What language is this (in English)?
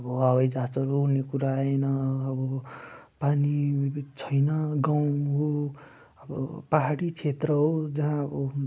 Nepali